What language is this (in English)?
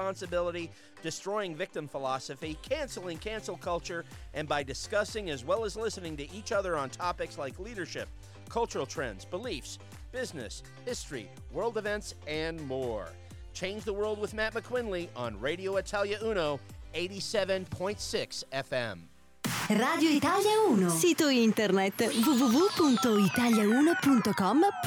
English